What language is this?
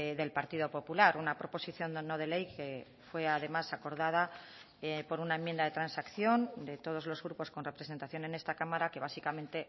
Spanish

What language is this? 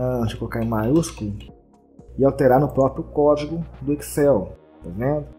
Portuguese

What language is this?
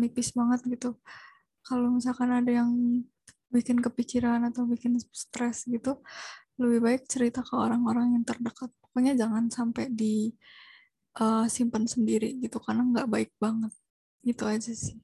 Indonesian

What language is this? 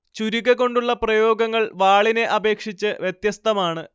Malayalam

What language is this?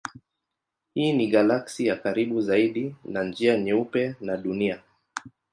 Swahili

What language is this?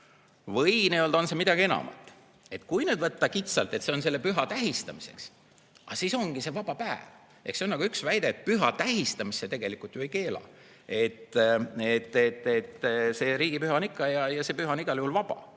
Estonian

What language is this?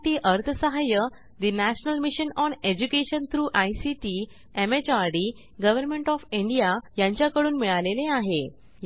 Marathi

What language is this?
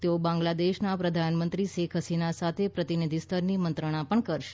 Gujarati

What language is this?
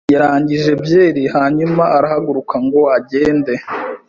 Kinyarwanda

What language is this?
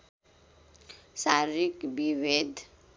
Nepali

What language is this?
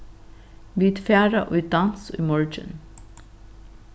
Faroese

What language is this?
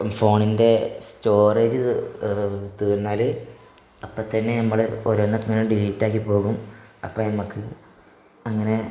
Malayalam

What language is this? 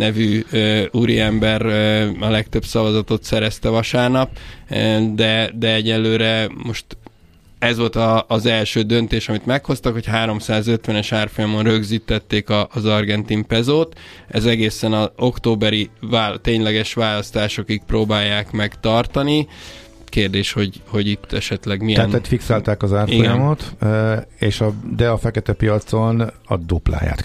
Hungarian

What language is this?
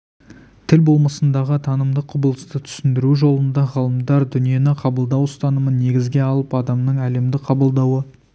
Kazakh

